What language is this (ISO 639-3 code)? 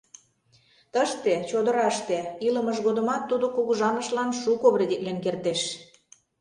chm